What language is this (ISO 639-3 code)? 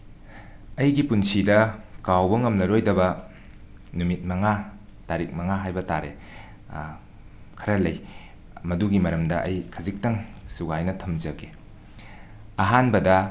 mni